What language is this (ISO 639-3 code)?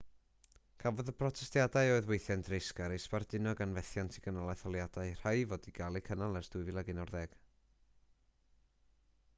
cym